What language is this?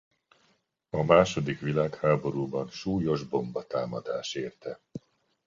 Hungarian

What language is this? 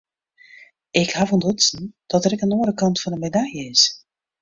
Western Frisian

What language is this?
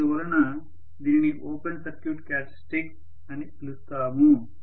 Telugu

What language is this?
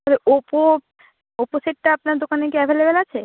Bangla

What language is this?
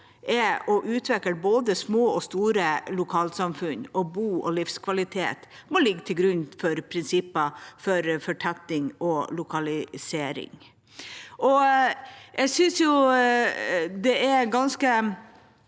Norwegian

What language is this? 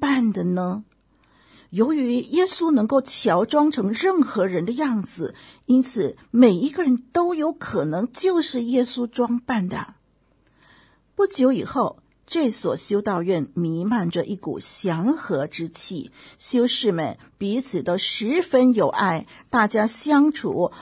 Chinese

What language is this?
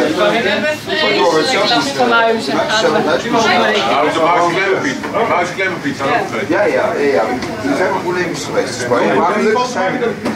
Dutch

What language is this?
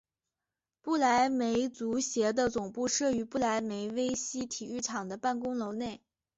Chinese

